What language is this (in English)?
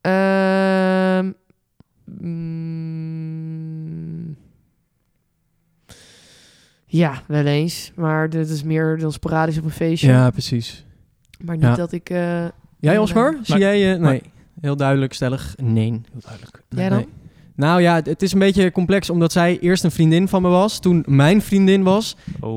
Dutch